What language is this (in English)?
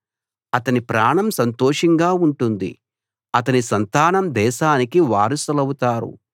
Telugu